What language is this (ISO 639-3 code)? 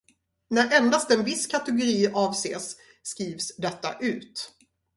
swe